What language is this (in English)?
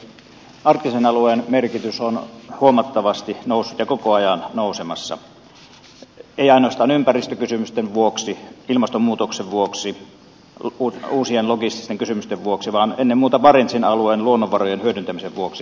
Finnish